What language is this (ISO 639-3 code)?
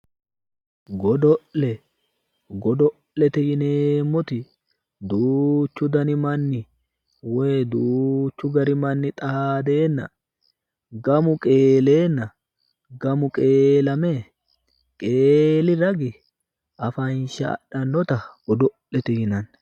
sid